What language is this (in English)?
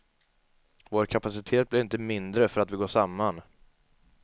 Swedish